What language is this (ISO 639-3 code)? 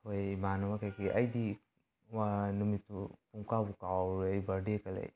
mni